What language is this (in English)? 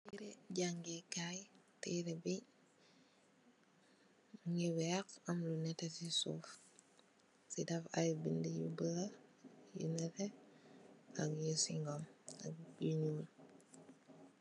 Wolof